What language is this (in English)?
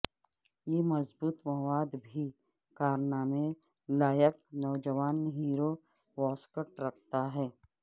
Urdu